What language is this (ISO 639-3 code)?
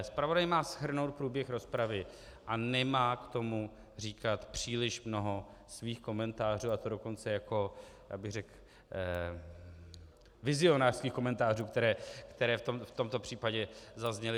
ces